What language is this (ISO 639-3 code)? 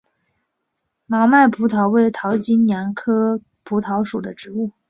zho